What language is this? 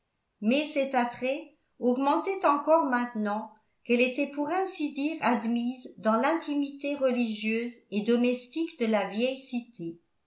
French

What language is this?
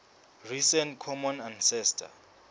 Southern Sotho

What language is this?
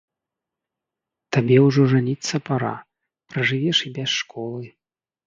Belarusian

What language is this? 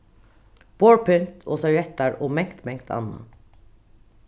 Faroese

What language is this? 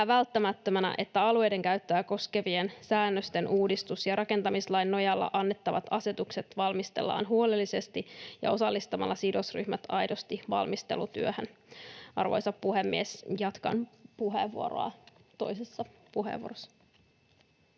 Finnish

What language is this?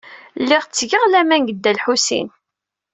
Kabyle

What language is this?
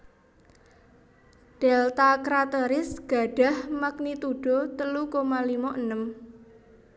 Javanese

